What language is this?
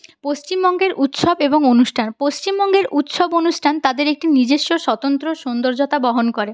Bangla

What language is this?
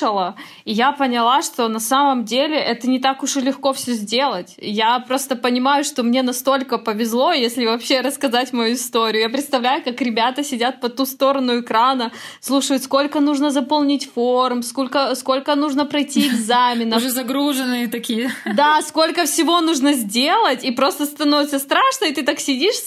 Russian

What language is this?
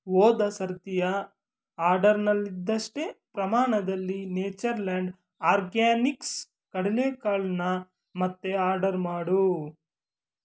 Kannada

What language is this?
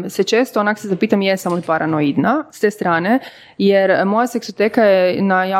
Croatian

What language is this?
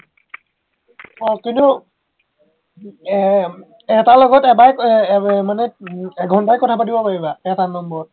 Assamese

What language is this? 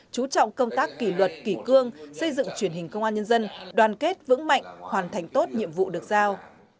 Vietnamese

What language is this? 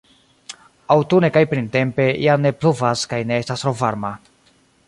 Esperanto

